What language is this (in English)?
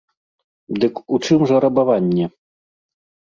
Belarusian